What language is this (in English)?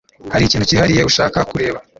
Kinyarwanda